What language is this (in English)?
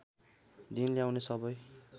Nepali